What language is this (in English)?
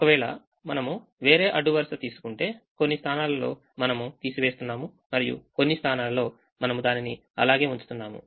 Telugu